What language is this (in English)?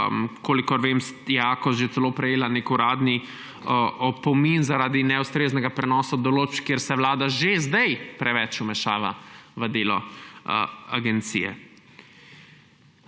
Slovenian